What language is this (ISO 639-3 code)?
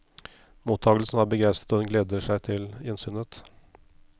nor